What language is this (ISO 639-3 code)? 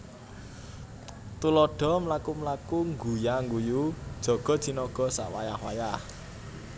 jav